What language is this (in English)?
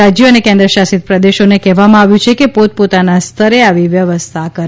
Gujarati